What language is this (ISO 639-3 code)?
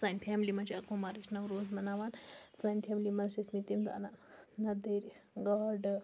kas